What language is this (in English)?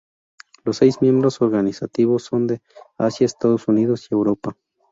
Spanish